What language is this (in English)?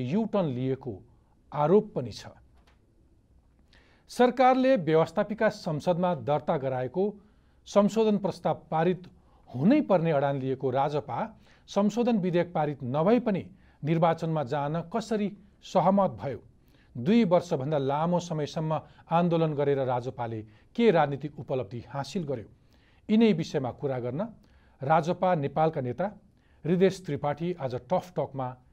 Hindi